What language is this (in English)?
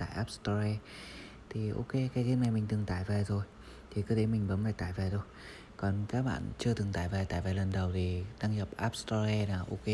Vietnamese